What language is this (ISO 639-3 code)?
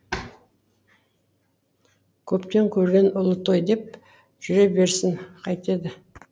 kaz